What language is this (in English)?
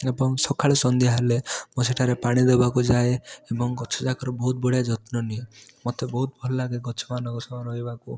Odia